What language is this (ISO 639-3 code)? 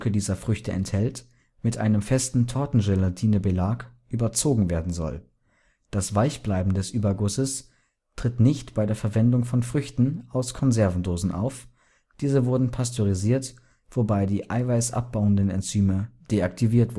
deu